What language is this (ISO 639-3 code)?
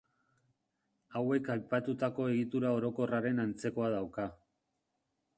eus